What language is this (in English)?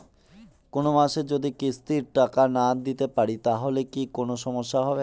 Bangla